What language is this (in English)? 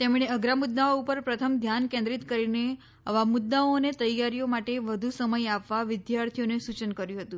Gujarati